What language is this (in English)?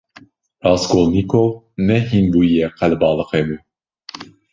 Kurdish